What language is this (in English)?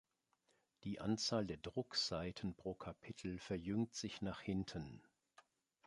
German